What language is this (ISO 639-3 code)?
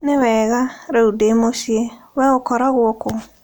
kik